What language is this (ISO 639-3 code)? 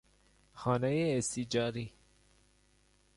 fas